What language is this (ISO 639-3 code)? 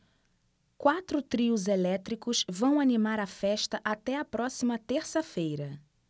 por